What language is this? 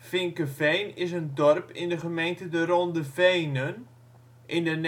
Dutch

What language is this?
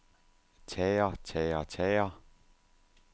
Danish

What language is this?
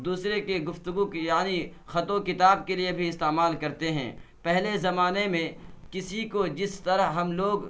Urdu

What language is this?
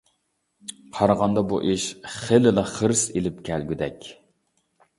Uyghur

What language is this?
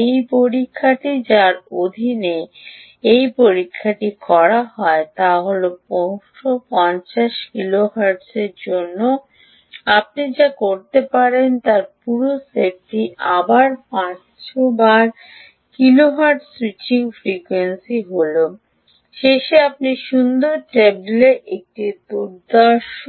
Bangla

